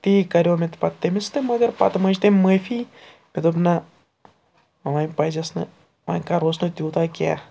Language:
Kashmiri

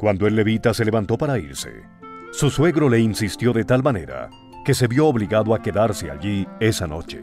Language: Spanish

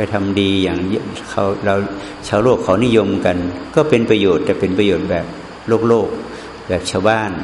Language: Thai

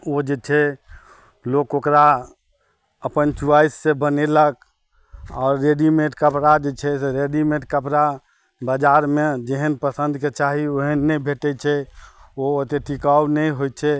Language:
Maithili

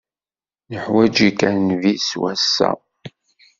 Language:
Kabyle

